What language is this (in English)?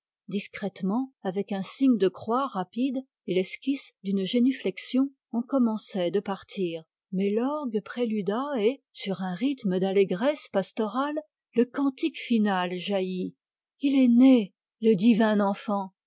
French